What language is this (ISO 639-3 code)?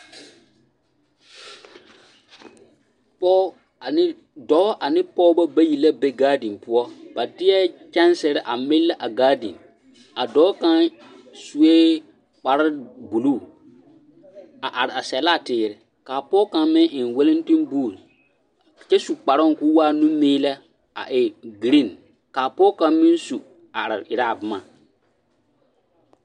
dga